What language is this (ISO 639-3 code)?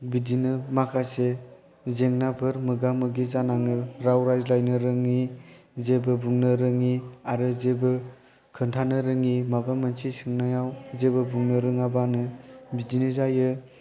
brx